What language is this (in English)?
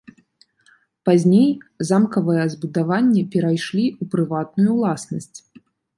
Belarusian